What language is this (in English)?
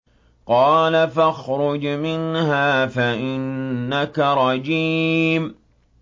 Arabic